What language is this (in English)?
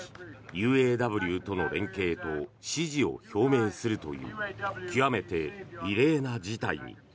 Japanese